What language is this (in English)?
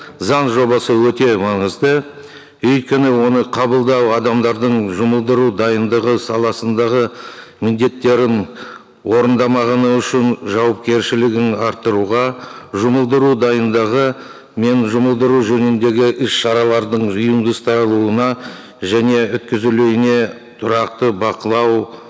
Kazakh